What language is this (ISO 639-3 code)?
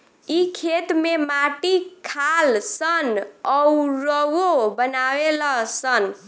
bho